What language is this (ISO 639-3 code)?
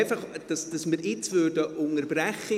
gsw